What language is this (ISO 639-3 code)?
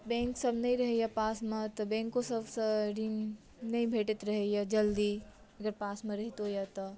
mai